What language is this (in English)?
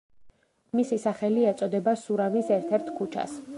Georgian